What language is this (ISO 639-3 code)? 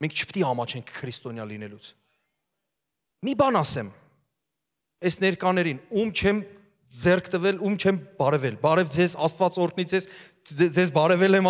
tur